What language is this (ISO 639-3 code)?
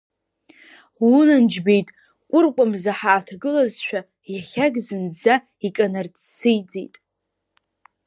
abk